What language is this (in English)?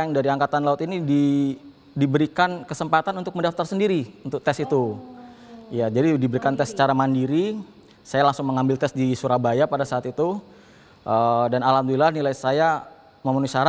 Indonesian